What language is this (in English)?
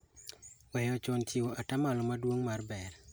Luo (Kenya and Tanzania)